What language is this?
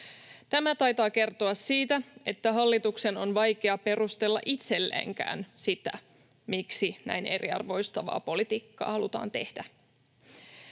Finnish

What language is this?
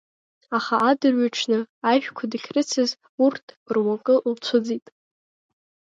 Abkhazian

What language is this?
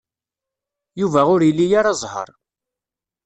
Kabyle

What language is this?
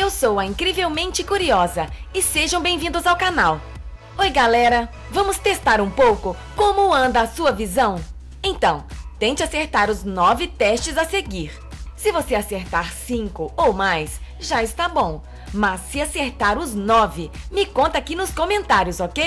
Portuguese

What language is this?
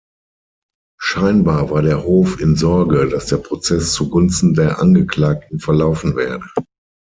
German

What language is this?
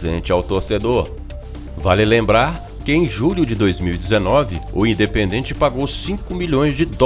Portuguese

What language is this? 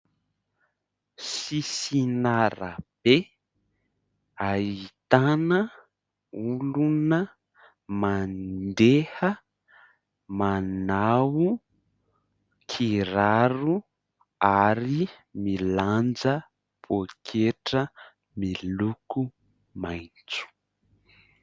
Malagasy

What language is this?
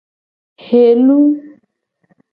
Gen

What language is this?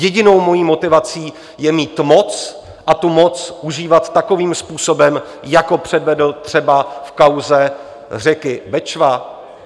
Czech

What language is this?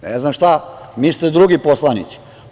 Serbian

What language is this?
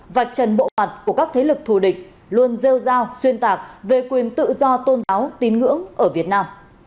Vietnamese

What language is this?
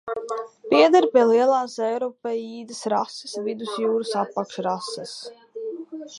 Latvian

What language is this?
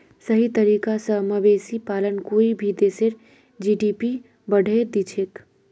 Magahi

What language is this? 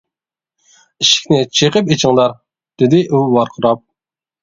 Uyghur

